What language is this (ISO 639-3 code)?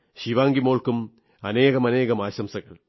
mal